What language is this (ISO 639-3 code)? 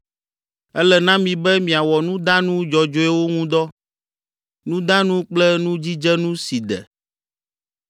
ewe